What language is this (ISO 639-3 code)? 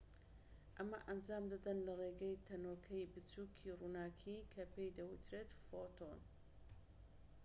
ckb